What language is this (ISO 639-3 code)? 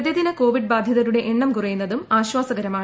mal